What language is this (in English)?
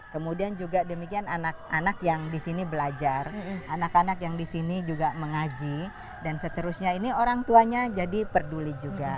Indonesian